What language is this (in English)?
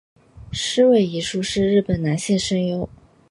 Chinese